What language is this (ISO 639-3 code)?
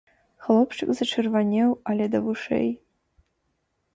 bel